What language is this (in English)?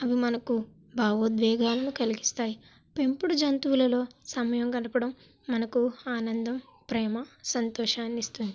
Telugu